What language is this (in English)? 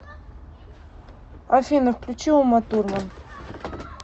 Russian